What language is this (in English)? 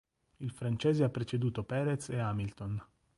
Italian